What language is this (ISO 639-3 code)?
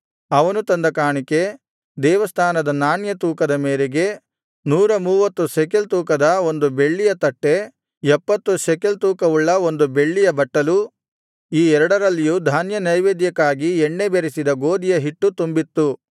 kan